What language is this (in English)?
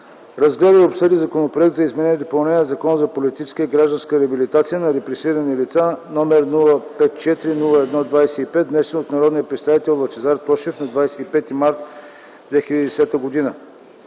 Bulgarian